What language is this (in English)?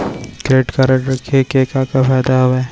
Chhattisgarhi